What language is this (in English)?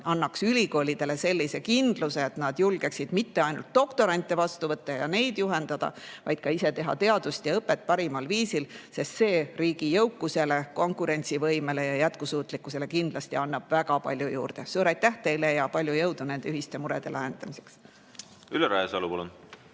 Estonian